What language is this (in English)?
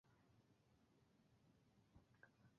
Bangla